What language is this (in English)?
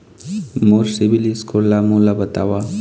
Chhattisgarhi